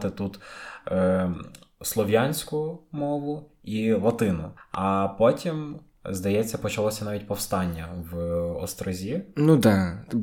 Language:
Ukrainian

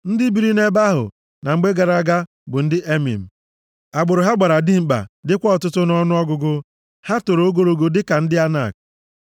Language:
Igbo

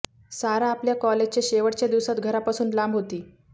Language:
Marathi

